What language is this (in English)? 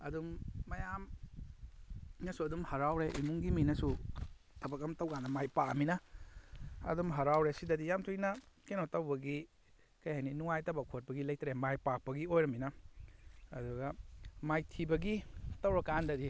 Manipuri